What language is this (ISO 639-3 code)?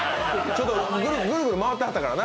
jpn